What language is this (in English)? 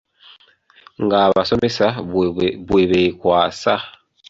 Ganda